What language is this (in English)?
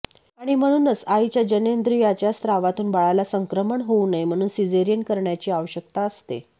Marathi